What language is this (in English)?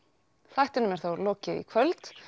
Icelandic